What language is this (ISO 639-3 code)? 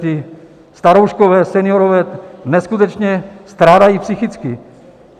ces